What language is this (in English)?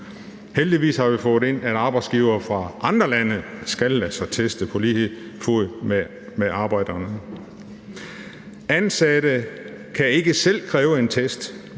Danish